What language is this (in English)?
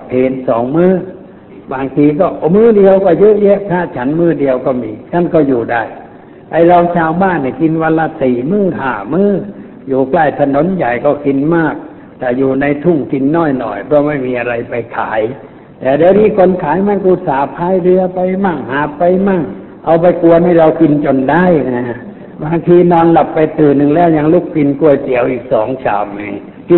Thai